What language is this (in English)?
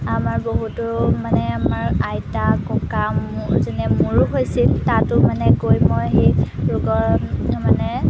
Assamese